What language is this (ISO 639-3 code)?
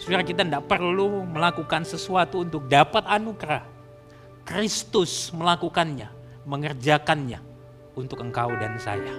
ind